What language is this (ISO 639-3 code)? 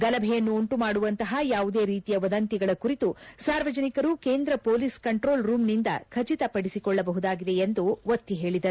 kan